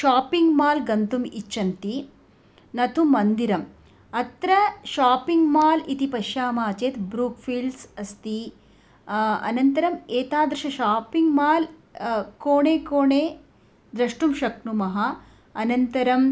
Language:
Sanskrit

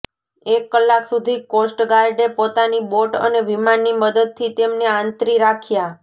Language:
Gujarati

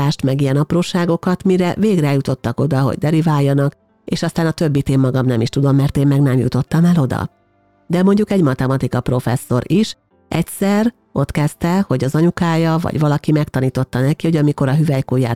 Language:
Hungarian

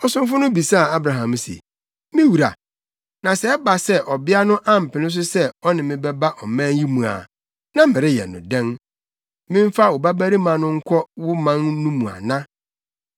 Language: Akan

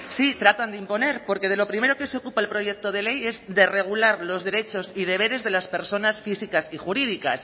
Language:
Spanish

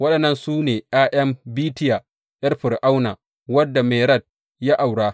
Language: Hausa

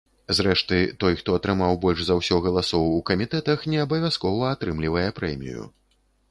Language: Belarusian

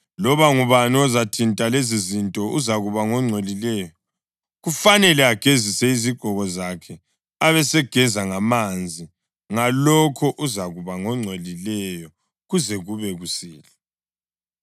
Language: North Ndebele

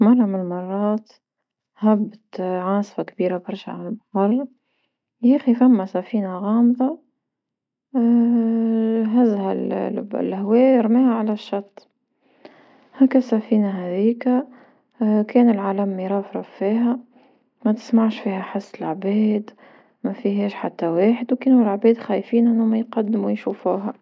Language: Tunisian Arabic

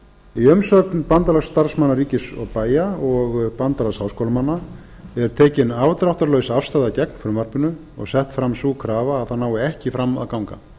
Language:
Icelandic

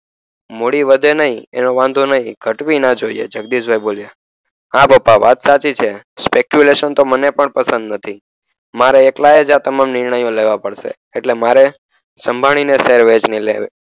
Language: Gujarati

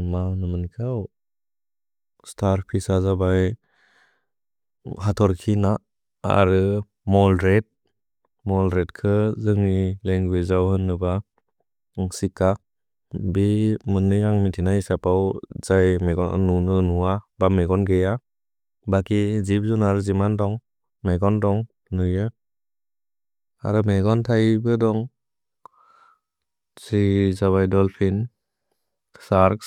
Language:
Bodo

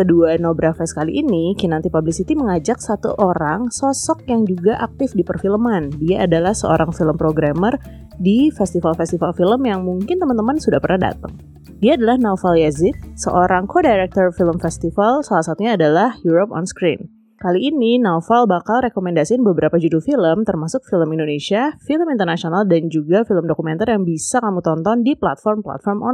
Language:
Indonesian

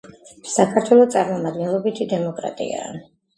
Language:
Georgian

